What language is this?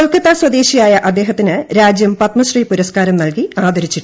Malayalam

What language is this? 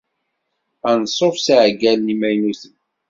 Kabyle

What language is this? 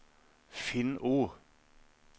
Norwegian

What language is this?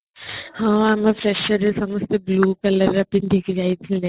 Odia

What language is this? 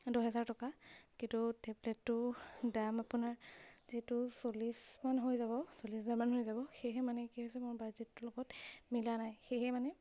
Assamese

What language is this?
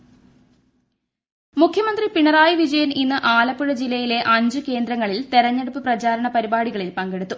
Malayalam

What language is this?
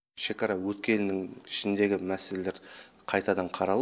Kazakh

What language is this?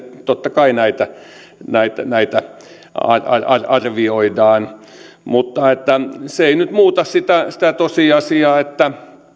Finnish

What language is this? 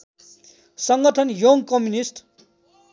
Nepali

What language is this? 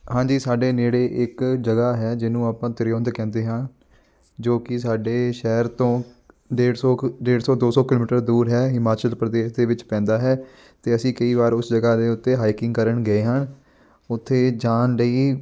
Punjabi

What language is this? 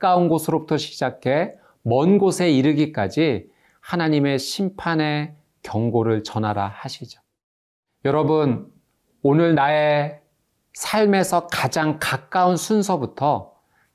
Korean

